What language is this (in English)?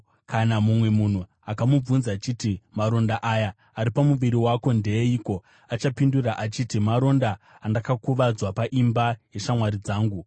Shona